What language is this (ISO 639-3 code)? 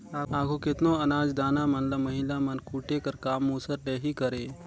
hne